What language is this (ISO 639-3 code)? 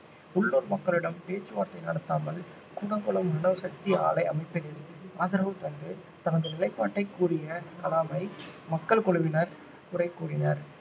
tam